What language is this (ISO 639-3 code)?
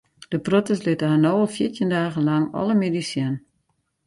fry